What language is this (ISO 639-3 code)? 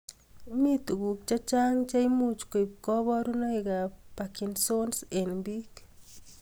kln